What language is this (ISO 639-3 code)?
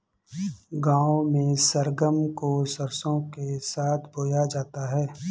hin